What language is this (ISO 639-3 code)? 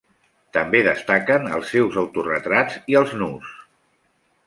cat